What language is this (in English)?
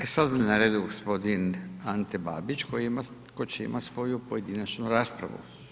Croatian